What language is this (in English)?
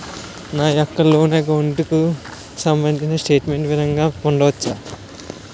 Telugu